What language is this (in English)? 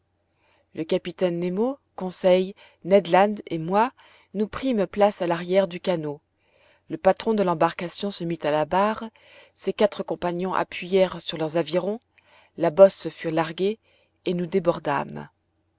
French